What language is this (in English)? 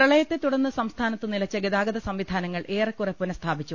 Malayalam